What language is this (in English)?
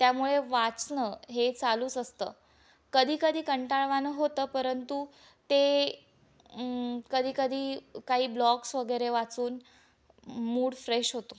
Marathi